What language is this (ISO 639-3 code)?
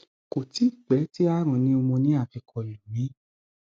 yor